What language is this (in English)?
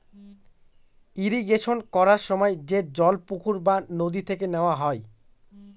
Bangla